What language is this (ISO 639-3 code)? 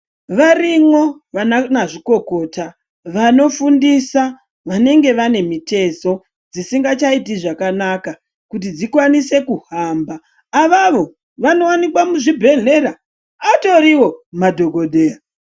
ndc